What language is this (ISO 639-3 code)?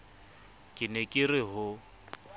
sot